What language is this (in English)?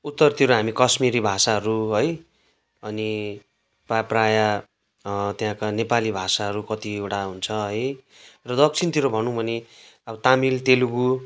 Nepali